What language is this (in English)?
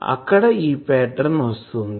Telugu